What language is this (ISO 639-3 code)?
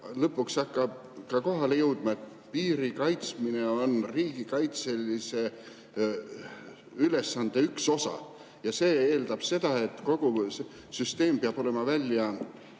est